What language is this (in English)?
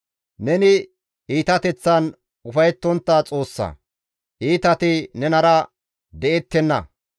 Gamo